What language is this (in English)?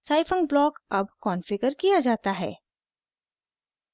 Hindi